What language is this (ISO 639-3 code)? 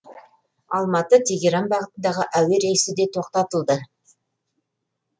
kaz